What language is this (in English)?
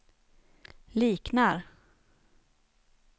Swedish